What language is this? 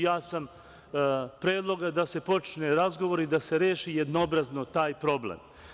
Serbian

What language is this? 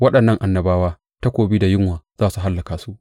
Hausa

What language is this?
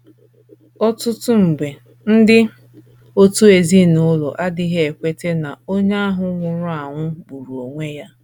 Igbo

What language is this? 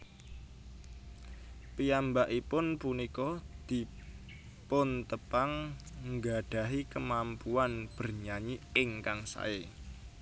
Javanese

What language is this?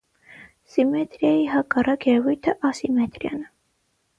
Armenian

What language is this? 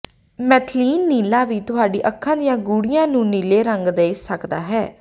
Punjabi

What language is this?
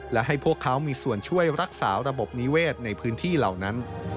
Thai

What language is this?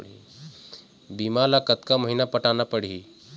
Chhattisgarhi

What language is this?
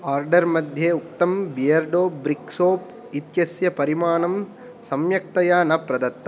Sanskrit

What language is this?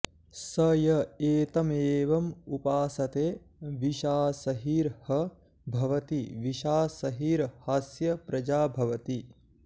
Sanskrit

